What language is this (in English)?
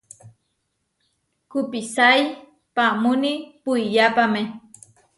Huarijio